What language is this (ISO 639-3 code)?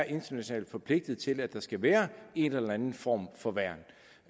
dan